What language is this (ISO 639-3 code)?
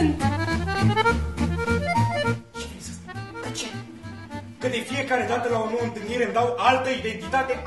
ron